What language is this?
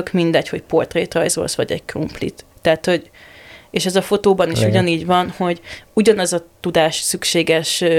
Hungarian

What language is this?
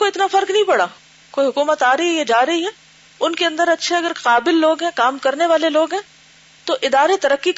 Urdu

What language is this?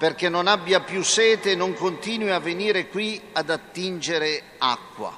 Italian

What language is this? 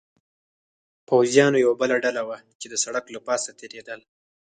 Pashto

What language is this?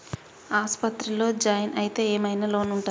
Telugu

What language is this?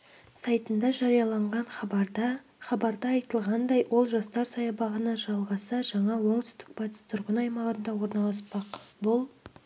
Kazakh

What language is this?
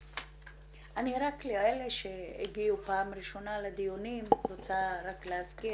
Hebrew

